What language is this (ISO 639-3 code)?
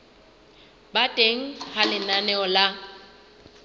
sot